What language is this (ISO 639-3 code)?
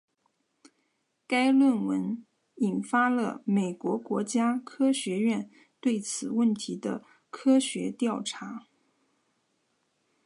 zho